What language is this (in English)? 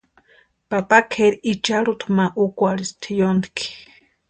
Western Highland Purepecha